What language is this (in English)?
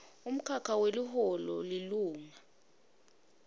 Swati